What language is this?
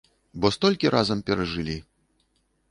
Belarusian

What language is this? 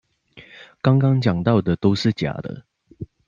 Chinese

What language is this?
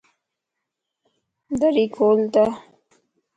Lasi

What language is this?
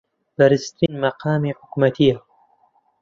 Central Kurdish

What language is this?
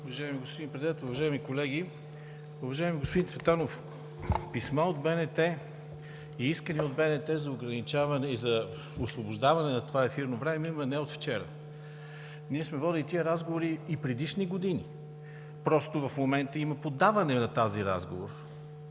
Bulgarian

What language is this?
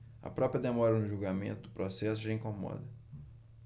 Portuguese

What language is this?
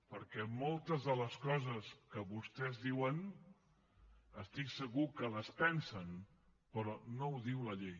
Catalan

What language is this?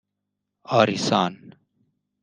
Persian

